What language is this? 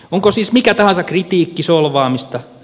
Finnish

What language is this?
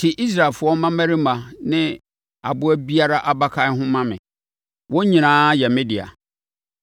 Akan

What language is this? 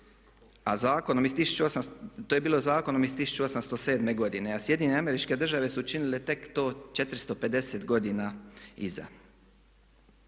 Croatian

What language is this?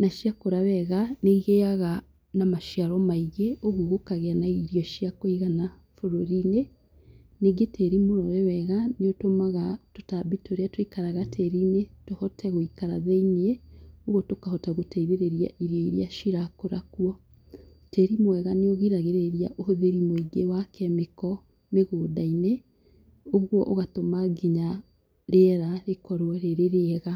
Kikuyu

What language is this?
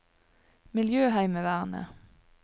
Norwegian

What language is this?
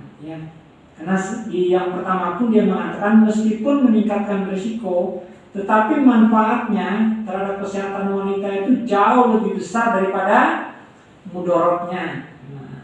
Indonesian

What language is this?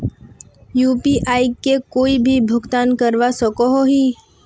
Magahi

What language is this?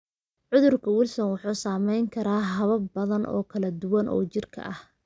Somali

